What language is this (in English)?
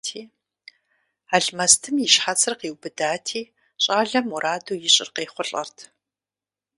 Kabardian